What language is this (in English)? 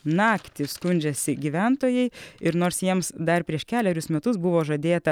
Lithuanian